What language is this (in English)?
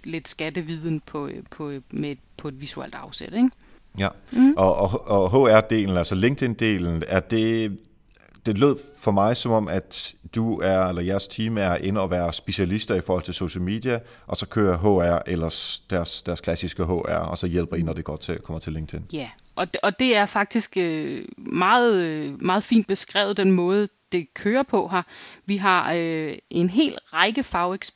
Danish